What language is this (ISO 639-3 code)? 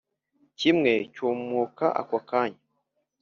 kin